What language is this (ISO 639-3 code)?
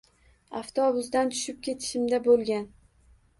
uzb